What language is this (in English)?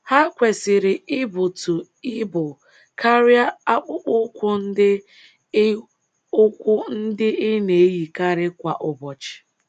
Igbo